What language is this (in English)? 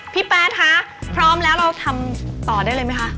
Thai